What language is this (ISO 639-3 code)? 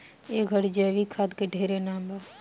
bho